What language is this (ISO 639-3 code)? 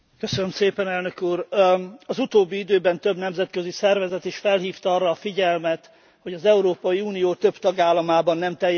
hun